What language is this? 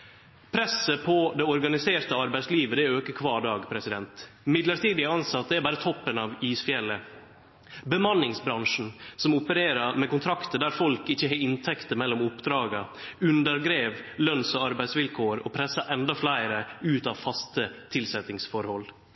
Norwegian Nynorsk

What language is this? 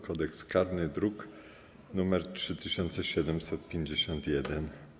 Polish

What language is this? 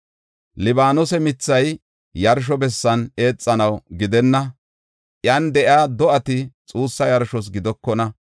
Gofa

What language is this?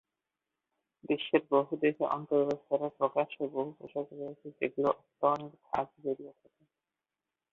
Bangla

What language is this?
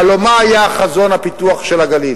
Hebrew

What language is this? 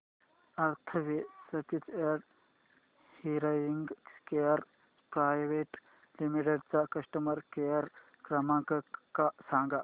Marathi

